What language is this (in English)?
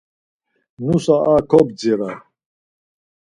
Laz